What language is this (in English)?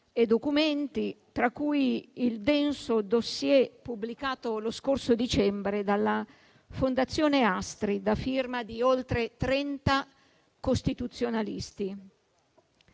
Italian